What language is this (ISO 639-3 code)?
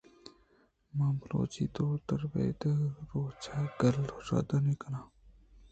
bgp